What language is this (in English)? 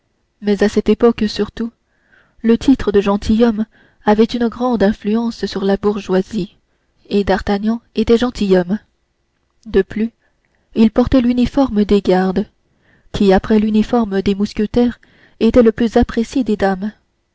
French